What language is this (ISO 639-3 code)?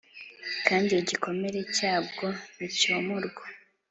kin